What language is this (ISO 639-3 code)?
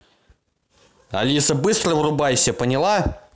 rus